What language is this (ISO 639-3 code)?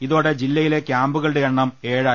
mal